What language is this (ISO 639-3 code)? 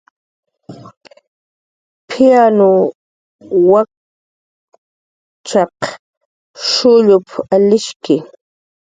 jqr